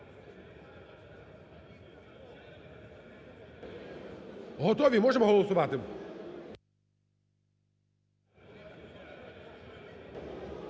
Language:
Ukrainian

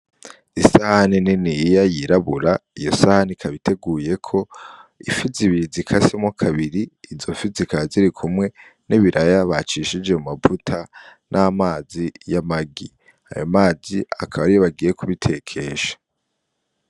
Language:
Rundi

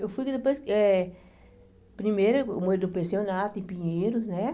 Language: Portuguese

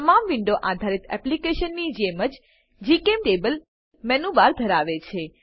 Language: Gujarati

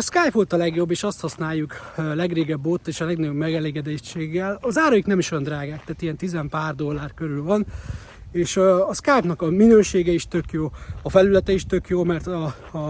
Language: Hungarian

